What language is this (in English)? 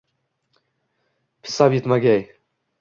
Uzbek